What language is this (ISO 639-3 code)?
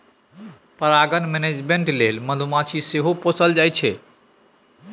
mai